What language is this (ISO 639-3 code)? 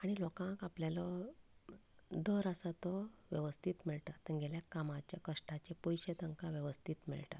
kok